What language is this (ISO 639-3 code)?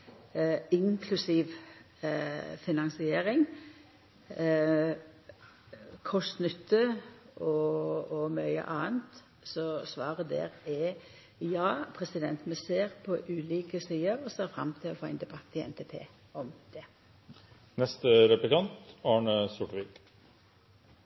nno